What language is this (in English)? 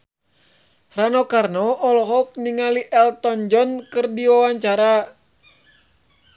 Sundanese